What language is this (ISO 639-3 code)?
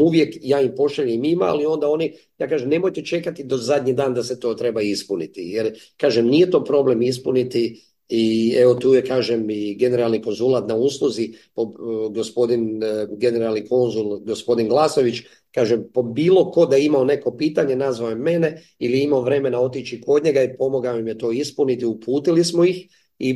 hrv